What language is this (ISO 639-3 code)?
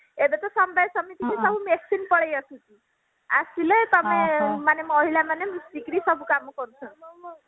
ori